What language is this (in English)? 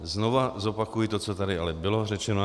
Czech